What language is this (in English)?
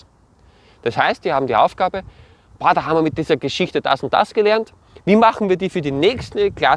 German